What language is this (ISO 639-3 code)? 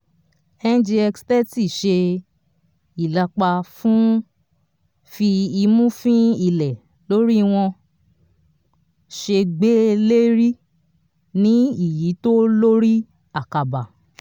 yor